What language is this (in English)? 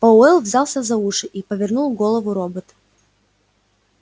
Russian